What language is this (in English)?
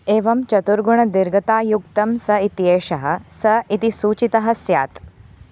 Sanskrit